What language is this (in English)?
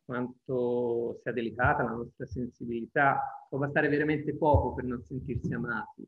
Italian